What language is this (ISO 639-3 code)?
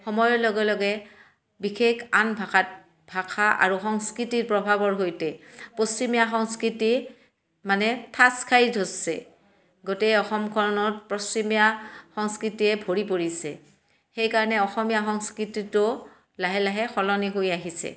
asm